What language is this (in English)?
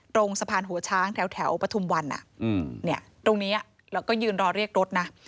Thai